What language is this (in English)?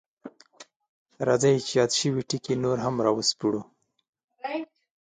Pashto